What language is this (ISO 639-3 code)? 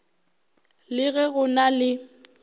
nso